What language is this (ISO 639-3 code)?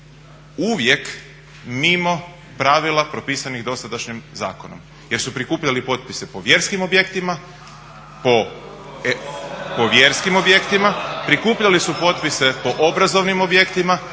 hrv